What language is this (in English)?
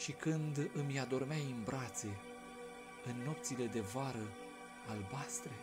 Romanian